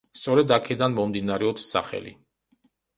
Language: Georgian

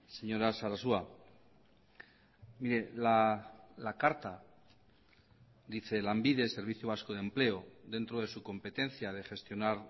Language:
Spanish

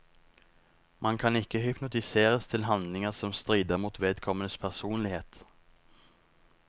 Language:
Norwegian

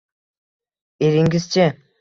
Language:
Uzbek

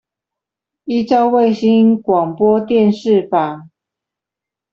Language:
Chinese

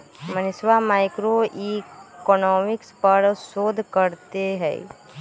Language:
Magahi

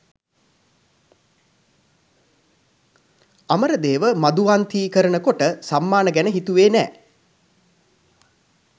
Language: Sinhala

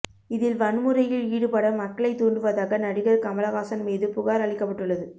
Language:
Tamil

